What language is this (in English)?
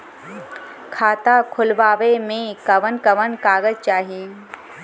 Bhojpuri